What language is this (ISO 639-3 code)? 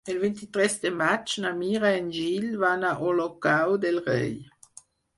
cat